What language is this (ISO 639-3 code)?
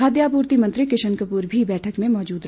hin